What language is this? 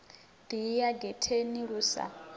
Venda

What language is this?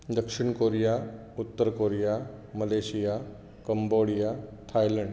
Konkani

